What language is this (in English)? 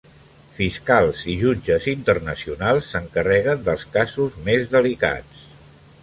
Catalan